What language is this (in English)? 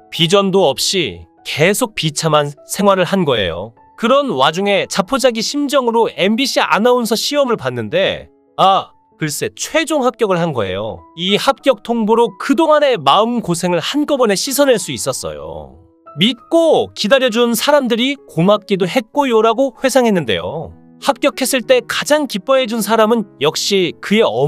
Korean